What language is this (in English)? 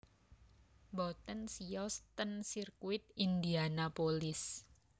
Javanese